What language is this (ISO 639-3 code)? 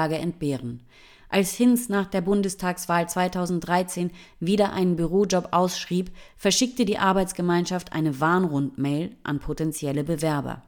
deu